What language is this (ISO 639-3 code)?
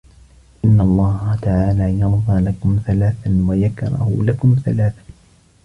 ara